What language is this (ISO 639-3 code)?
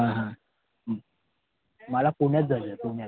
mar